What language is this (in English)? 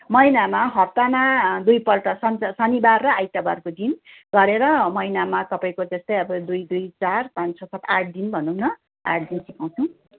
Nepali